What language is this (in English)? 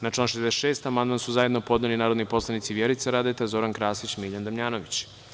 Serbian